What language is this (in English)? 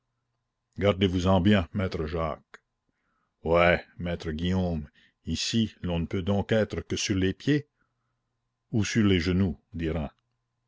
French